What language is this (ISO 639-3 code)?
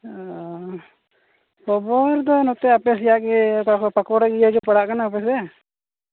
sat